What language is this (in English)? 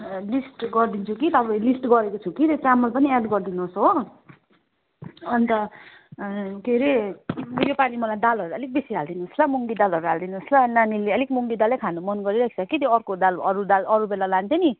Nepali